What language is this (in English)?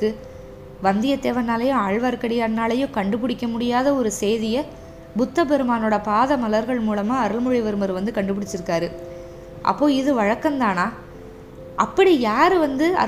Tamil